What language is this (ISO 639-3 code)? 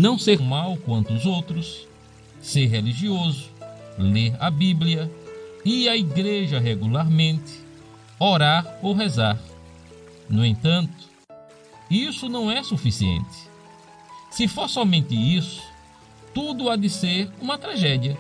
por